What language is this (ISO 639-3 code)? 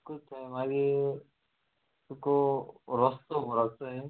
kok